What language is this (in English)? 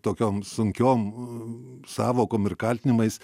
Lithuanian